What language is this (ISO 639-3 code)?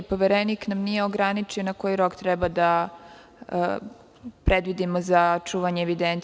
srp